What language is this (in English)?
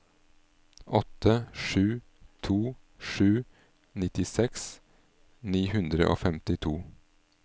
Norwegian